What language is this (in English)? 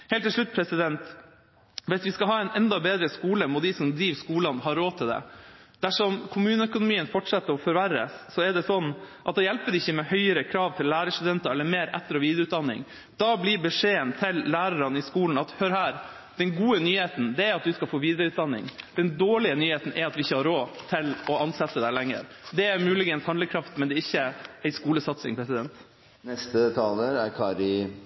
Norwegian Bokmål